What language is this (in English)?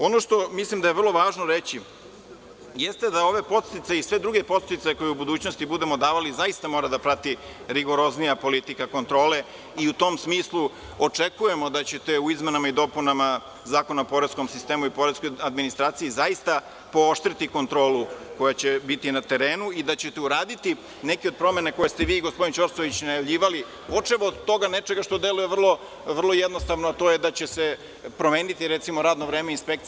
Serbian